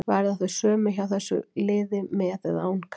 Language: Icelandic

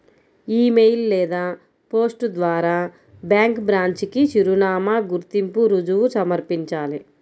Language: Telugu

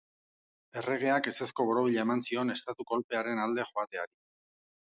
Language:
Basque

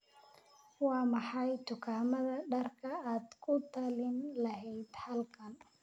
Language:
Somali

